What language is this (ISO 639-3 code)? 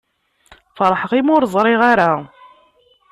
kab